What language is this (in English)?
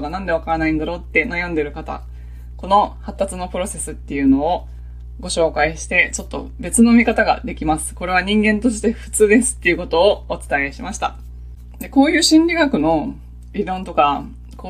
Japanese